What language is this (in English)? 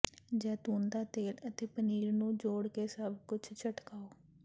Punjabi